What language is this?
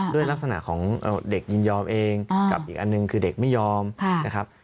Thai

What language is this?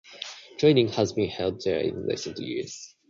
English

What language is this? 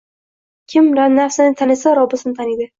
Uzbek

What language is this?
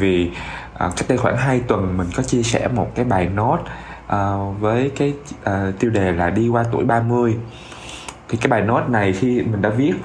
Vietnamese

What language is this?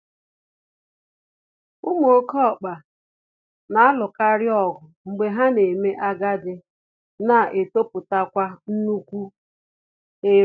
Igbo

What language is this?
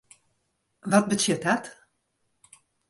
Western Frisian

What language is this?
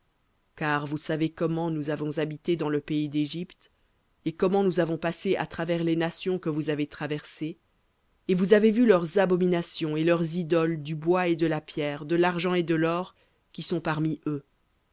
French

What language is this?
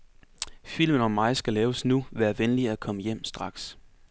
Danish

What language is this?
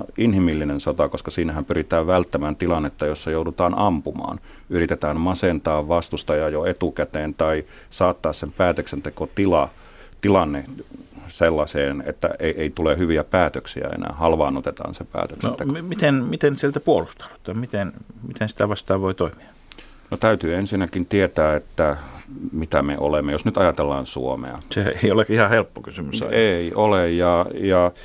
Finnish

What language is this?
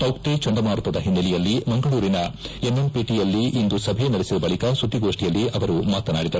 Kannada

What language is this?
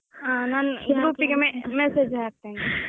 Kannada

